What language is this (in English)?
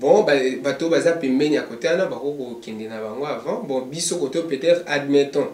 French